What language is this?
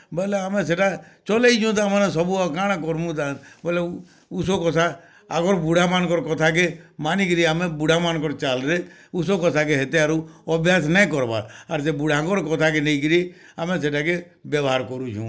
Odia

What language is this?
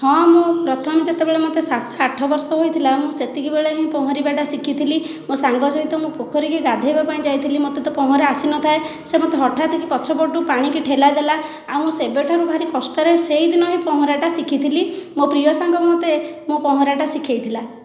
Odia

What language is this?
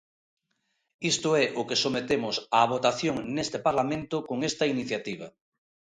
Galician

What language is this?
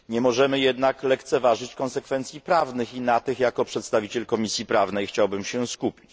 Polish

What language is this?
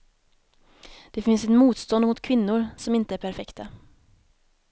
Swedish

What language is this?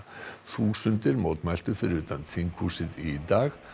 Icelandic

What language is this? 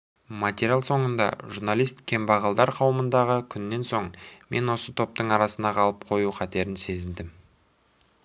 Kazakh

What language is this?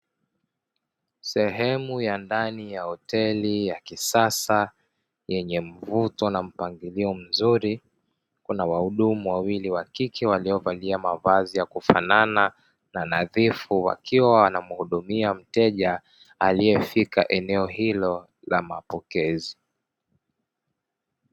Swahili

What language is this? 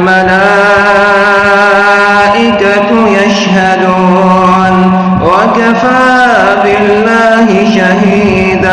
Arabic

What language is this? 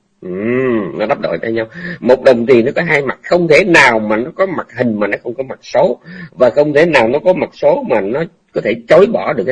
Vietnamese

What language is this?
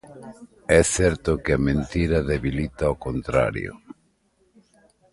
Galician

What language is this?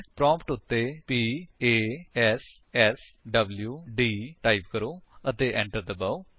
Punjabi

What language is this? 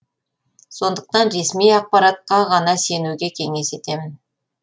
Kazakh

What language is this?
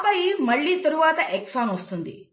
Telugu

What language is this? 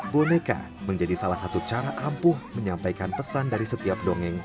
Indonesian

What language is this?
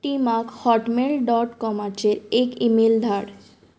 Konkani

